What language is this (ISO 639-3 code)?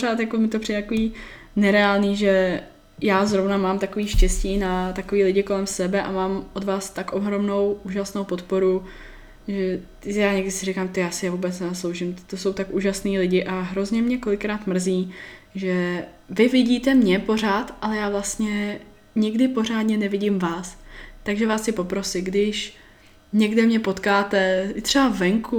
ces